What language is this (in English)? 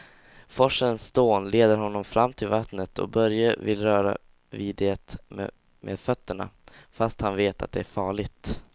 Swedish